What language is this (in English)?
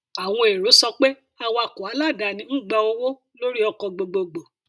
Yoruba